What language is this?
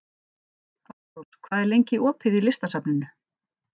Icelandic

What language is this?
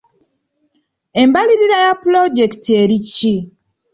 Ganda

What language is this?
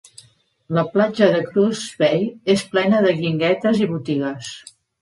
Catalan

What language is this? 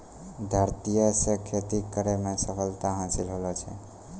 Maithili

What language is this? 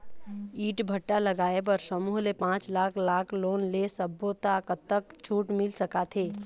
Chhattisgarhi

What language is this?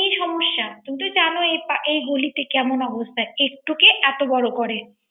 Bangla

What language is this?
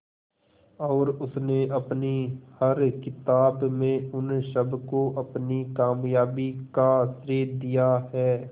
Hindi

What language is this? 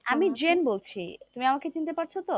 Bangla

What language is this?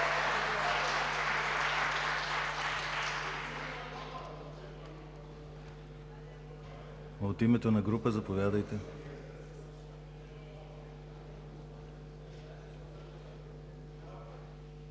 Bulgarian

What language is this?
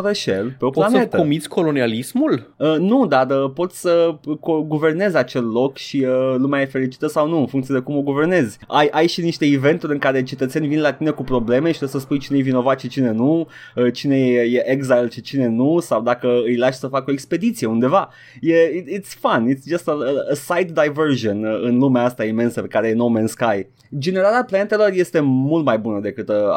Romanian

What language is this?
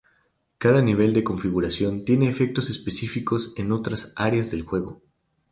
Spanish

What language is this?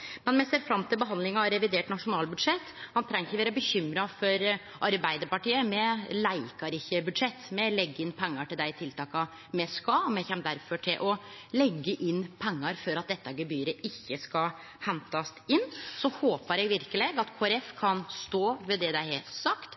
Norwegian Nynorsk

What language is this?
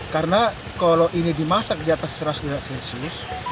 Indonesian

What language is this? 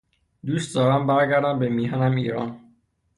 Persian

